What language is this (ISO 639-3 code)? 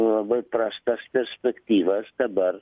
lit